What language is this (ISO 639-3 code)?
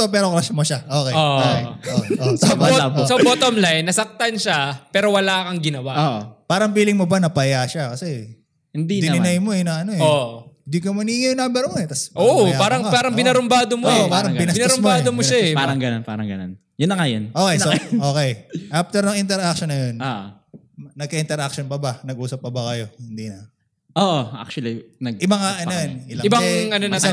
fil